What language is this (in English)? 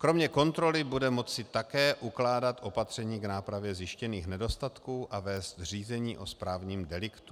Czech